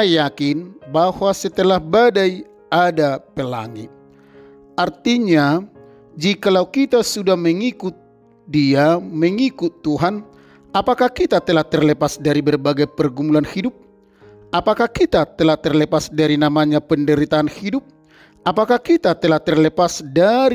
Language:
Indonesian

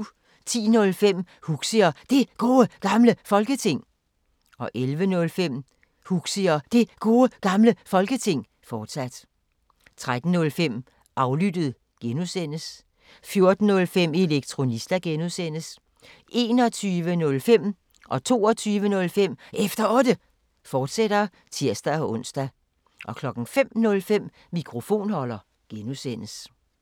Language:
Danish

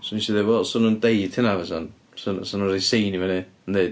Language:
Welsh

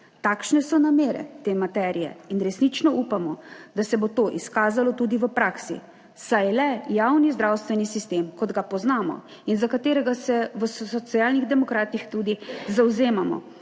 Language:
Slovenian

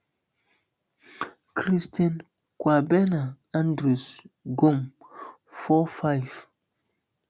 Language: Nigerian Pidgin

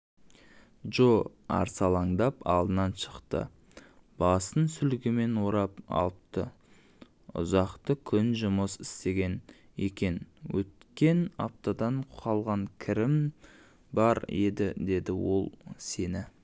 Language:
Kazakh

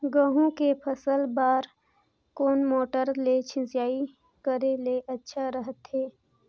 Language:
Chhattisgarhi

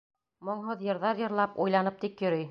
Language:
Bashkir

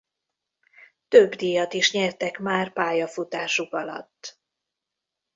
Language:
Hungarian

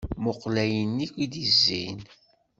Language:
Kabyle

